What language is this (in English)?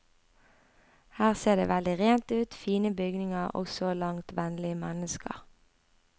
Norwegian